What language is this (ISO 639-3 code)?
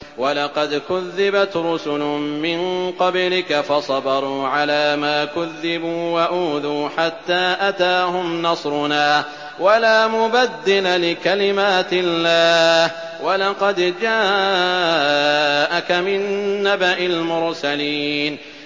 ara